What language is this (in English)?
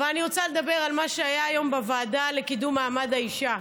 Hebrew